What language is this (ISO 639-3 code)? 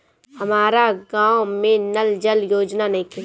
bho